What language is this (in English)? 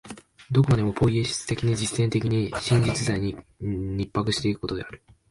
Japanese